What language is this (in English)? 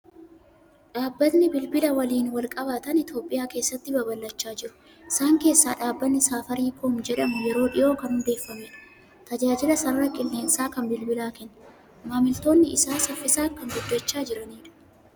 Oromo